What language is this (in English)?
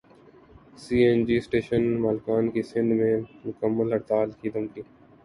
Urdu